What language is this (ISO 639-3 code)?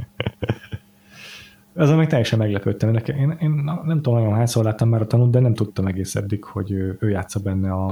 hun